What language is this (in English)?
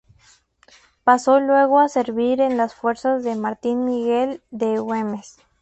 Spanish